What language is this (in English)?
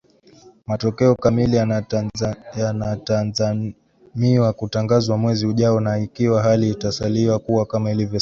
Swahili